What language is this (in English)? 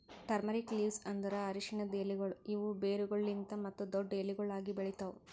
Kannada